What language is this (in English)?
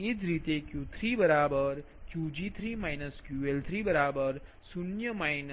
Gujarati